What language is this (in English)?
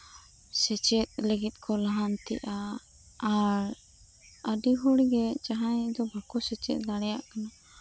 Santali